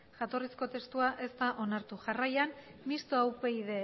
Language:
Basque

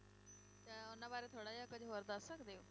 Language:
Punjabi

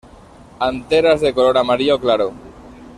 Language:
Spanish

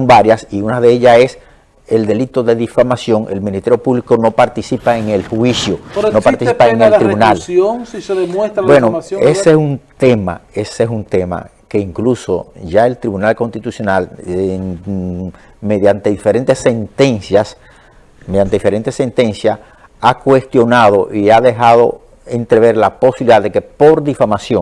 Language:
Spanish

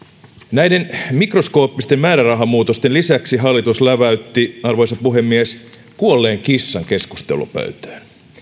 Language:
Finnish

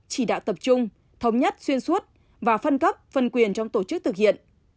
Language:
Vietnamese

